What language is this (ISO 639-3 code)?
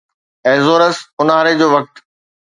snd